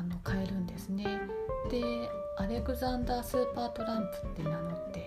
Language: Japanese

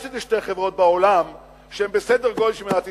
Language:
Hebrew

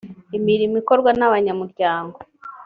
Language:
Kinyarwanda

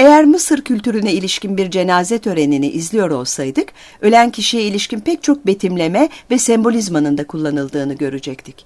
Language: Turkish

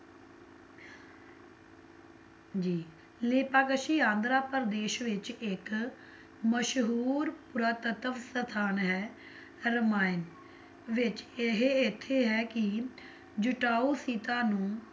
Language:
Punjabi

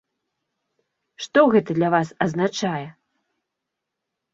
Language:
Belarusian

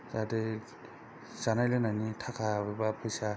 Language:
Bodo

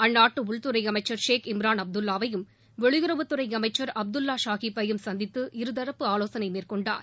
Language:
Tamil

